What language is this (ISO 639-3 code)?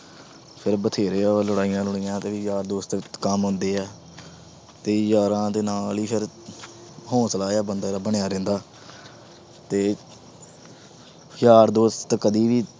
pan